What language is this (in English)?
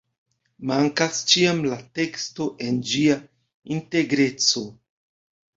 Esperanto